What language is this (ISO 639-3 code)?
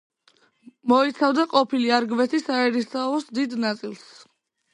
kat